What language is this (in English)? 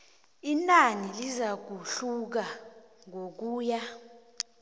South Ndebele